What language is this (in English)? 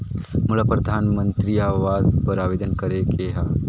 Chhattisgarhi